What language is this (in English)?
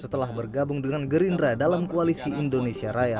Indonesian